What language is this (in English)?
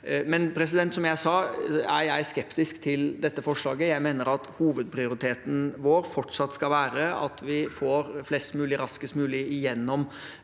Norwegian